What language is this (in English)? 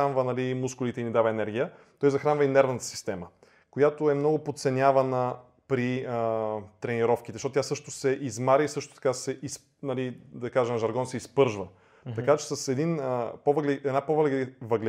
Bulgarian